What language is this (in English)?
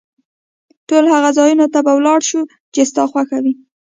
Pashto